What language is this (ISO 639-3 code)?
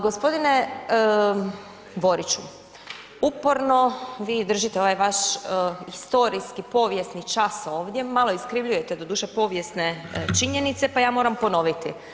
hrv